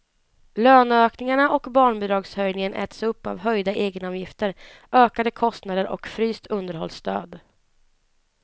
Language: Swedish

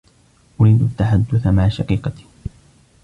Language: Arabic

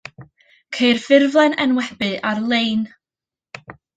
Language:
Welsh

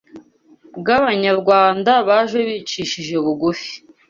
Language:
Kinyarwanda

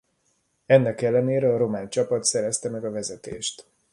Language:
Hungarian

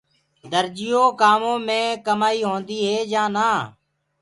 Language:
Gurgula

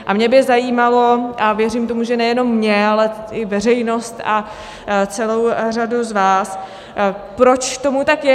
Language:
Czech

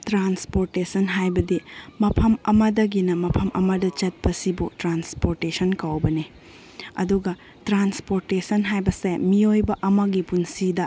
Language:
Manipuri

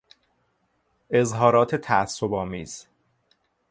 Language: Persian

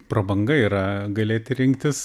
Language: Lithuanian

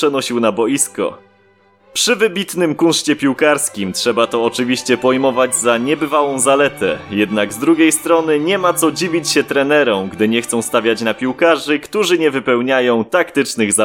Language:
Polish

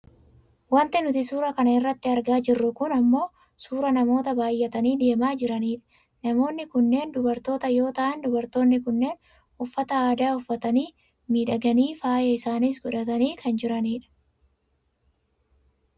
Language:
Oromo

